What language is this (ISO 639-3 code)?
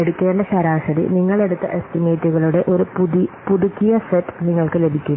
mal